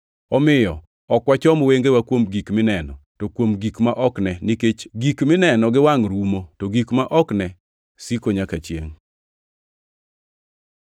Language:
Luo (Kenya and Tanzania)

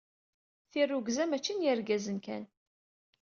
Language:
Kabyle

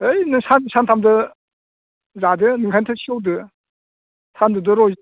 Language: Bodo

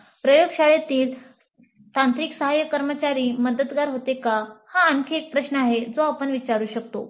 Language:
Marathi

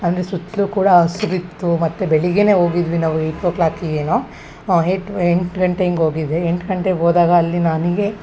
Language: Kannada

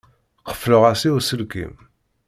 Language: Kabyle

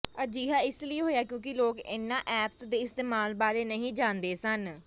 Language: Punjabi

